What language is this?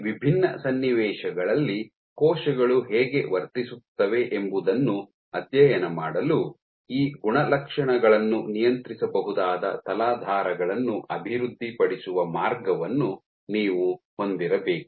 Kannada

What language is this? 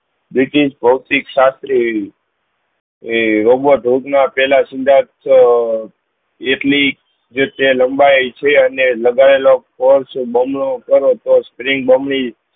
Gujarati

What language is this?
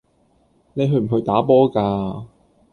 Cantonese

